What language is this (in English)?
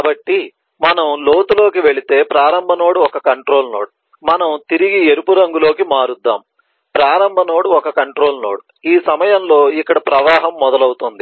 Telugu